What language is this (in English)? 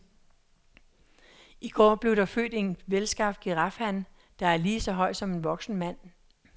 Danish